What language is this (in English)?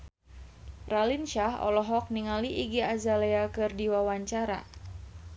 Sundanese